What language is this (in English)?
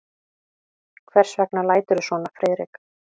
Icelandic